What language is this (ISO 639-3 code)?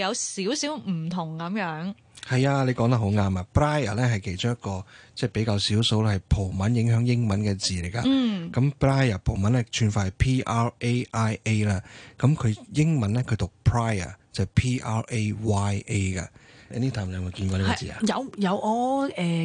zho